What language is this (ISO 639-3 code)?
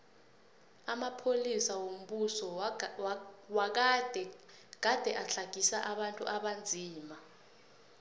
nbl